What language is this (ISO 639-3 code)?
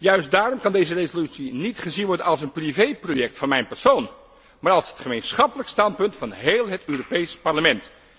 nld